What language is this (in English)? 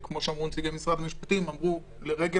Hebrew